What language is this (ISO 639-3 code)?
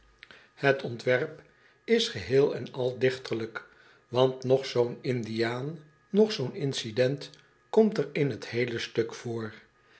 nld